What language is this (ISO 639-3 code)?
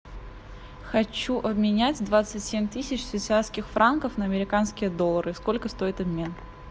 rus